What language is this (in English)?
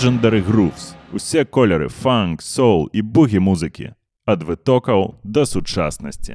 Russian